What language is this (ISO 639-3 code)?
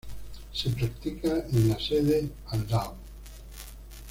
spa